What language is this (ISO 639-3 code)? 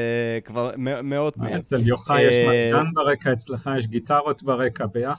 heb